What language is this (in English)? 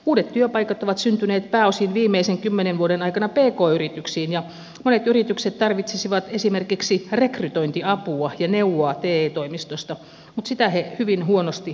Finnish